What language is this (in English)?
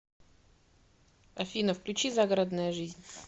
Russian